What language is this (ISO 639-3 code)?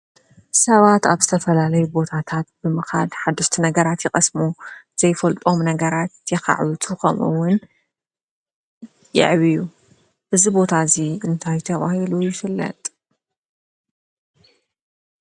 tir